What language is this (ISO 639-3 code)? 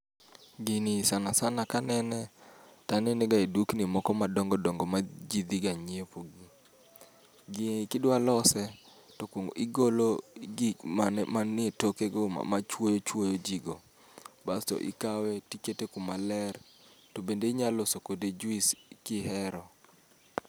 luo